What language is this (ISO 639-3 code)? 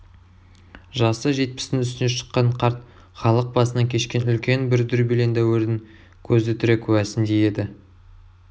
kaz